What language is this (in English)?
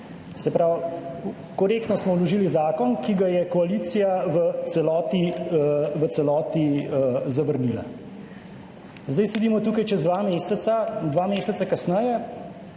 Slovenian